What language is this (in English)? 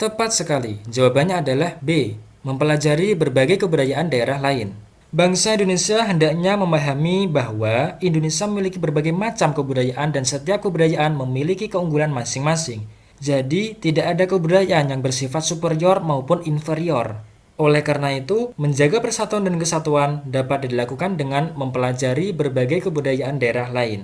Indonesian